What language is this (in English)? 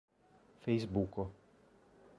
Esperanto